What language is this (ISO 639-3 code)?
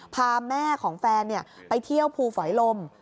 tha